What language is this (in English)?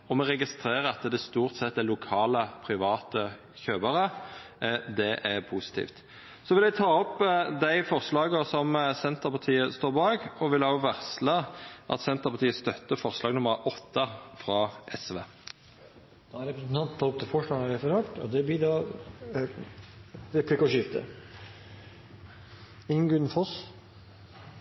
Norwegian